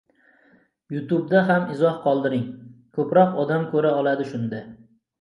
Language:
Uzbek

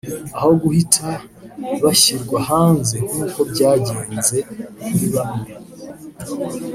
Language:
Kinyarwanda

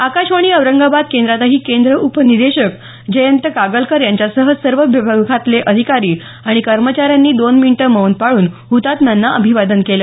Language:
Marathi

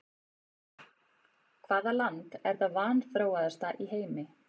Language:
Icelandic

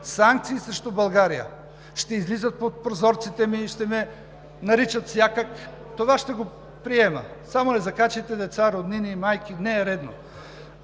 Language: Bulgarian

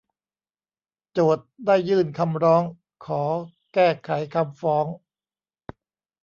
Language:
Thai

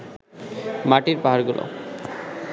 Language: Bangla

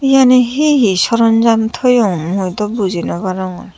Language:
Chakma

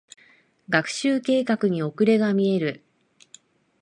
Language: Japanese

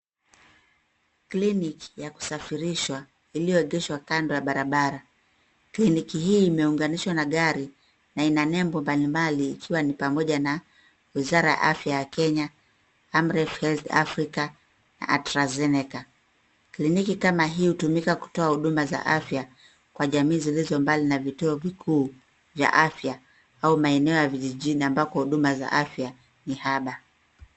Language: Swahili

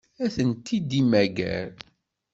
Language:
Kabyle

